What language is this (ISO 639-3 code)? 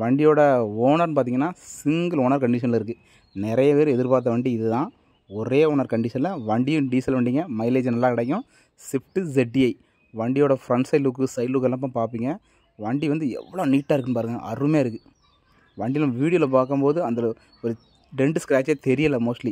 tam